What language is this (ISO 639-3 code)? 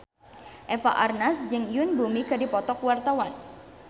sun